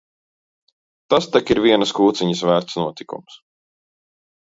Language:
Latvian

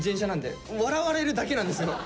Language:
Japanese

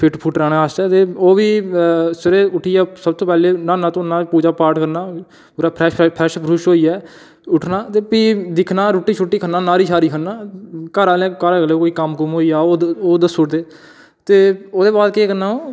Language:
Dogri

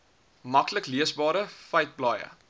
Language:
Afrikaans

